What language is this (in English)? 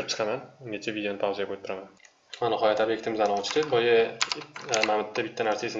Turkish